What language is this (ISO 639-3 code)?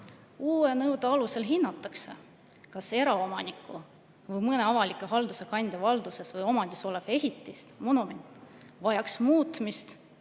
est